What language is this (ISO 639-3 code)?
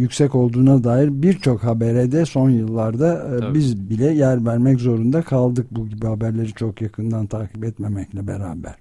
tur